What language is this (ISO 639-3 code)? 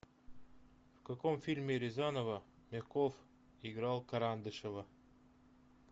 rus